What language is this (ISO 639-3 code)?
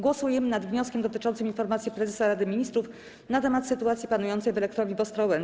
pol